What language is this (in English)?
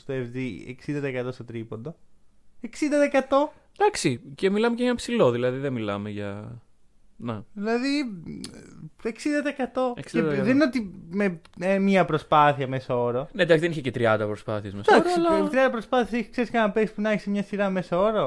Greek